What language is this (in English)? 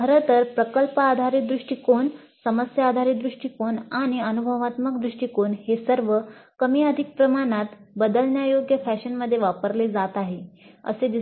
Marathi